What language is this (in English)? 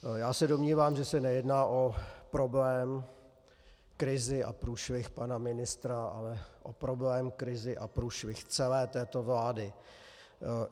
Czech